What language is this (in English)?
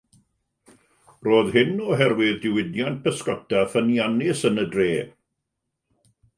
Welsh